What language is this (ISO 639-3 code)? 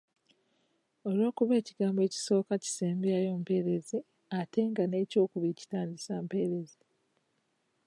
lug